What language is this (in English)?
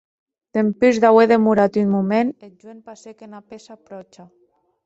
Occitan